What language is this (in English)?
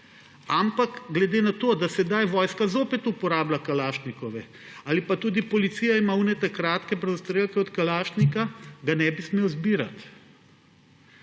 Slovenian